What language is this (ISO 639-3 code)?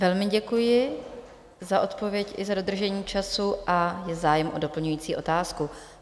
ces